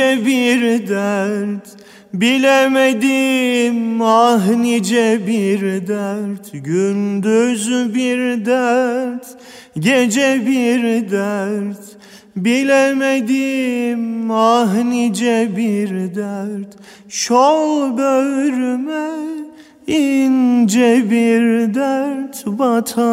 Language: Turkish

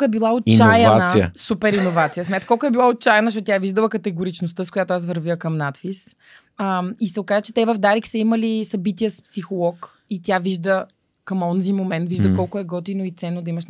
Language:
Bulgarian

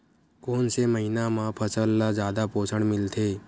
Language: Chhattisgarhi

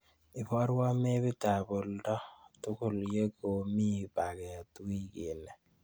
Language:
Kalenjin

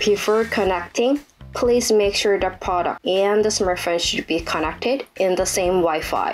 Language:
English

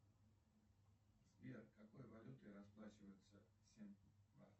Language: Russian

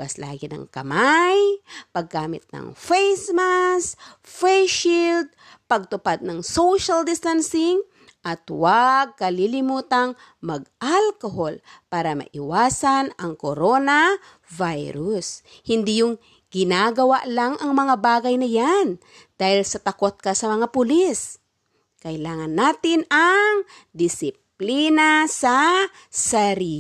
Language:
Filipino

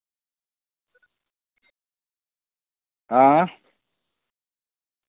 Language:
Dogri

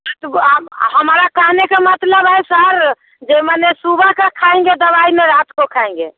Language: Hindi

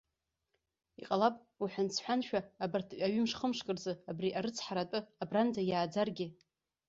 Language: Abkhazian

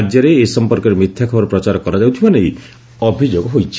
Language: Odia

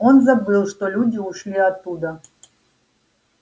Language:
Russian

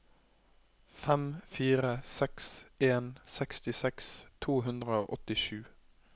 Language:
Norwegian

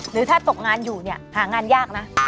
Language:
Thai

